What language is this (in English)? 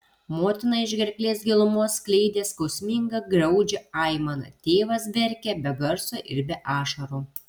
Lithuanian